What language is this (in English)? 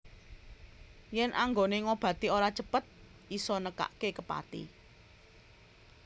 Javanese